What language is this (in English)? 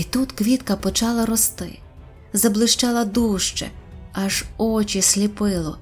Ukrainian